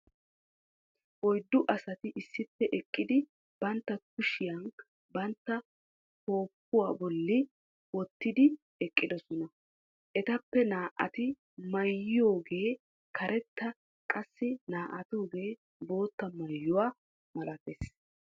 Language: Wolaytta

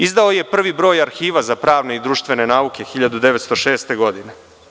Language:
Serbian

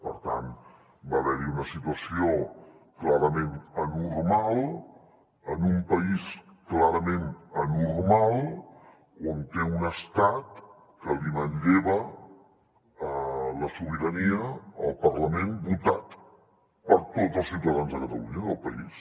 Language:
Catalan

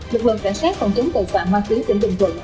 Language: Vietnamese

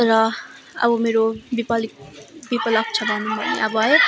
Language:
Nepali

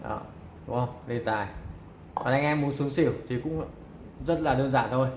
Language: Vietnamese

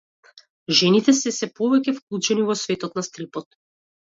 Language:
Macedonian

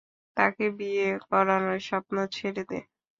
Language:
Bangla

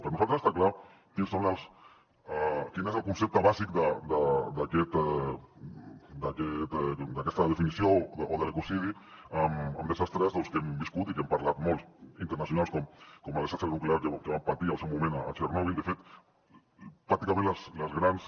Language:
Catalan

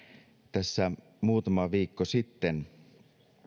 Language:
Finnish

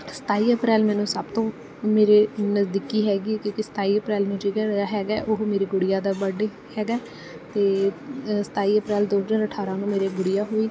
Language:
Punjabi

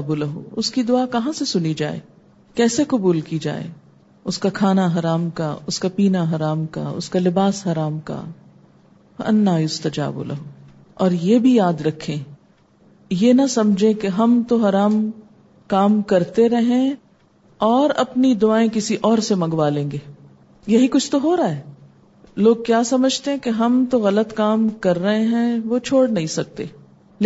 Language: Urdu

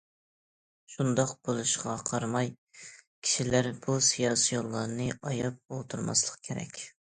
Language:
Uyghur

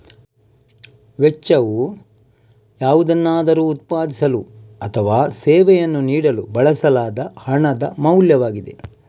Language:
Kannada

